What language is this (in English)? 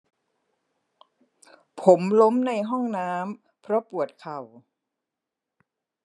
Thai